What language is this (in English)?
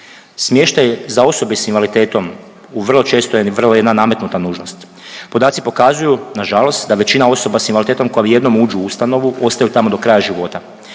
Croatian